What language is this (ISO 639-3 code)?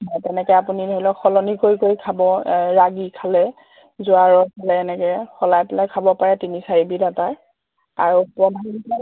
asm